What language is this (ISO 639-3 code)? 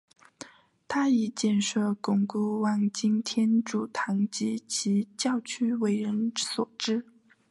zho